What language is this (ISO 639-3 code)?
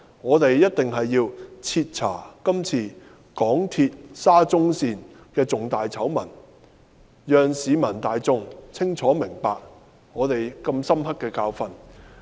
yue